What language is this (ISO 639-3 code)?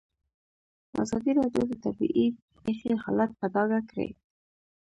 pus